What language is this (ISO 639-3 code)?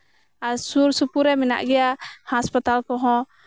sat